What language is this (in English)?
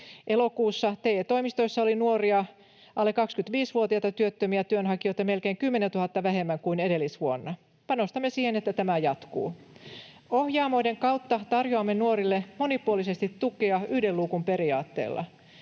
Finnish